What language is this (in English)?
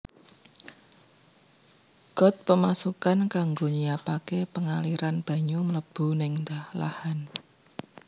Javanese